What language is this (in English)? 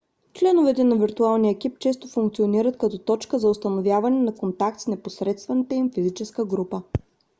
Bulgarian